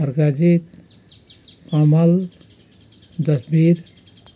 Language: Nepali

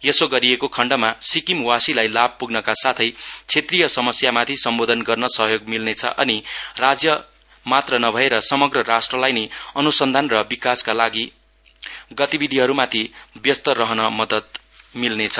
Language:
Nepali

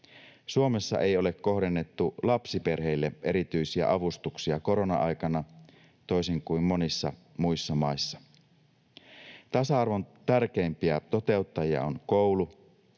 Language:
Finnish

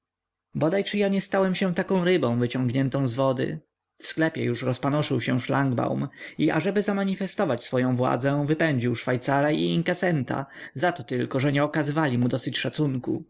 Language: Polish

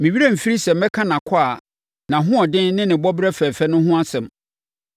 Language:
Akan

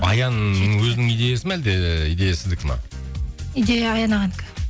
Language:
Kazakh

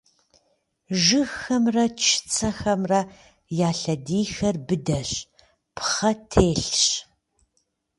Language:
Kabardian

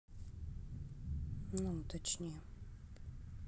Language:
Russian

